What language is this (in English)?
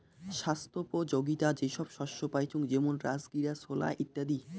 Bangla